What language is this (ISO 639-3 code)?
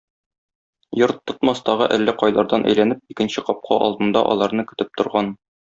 tat